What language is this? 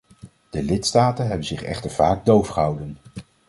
Dutch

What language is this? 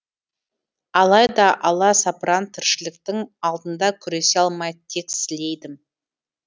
Kazakh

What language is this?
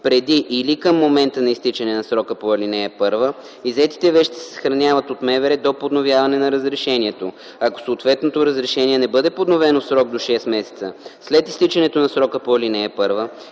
Bulgarian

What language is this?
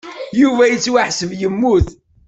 Kabyle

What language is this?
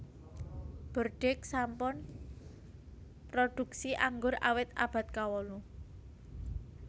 Javanese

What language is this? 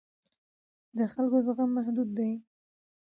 Pashto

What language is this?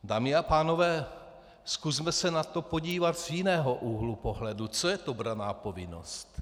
Czech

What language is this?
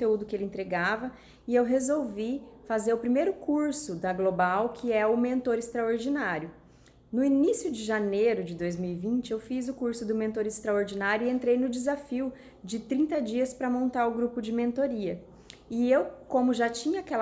Portuguese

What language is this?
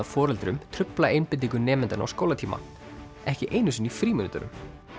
Icelandic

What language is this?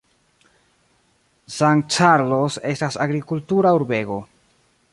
Esperanto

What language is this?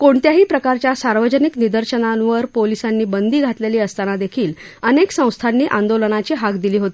Marathi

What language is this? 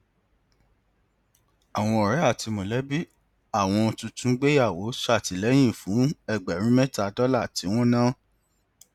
Yoruba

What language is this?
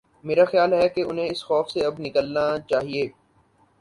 Urdu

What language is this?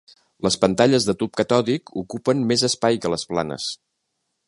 Catalan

